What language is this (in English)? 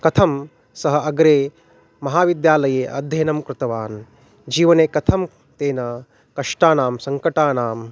Sanskrit